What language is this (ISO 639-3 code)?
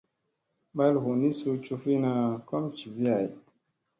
mse